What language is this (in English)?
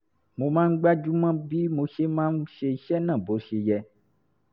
Yoruba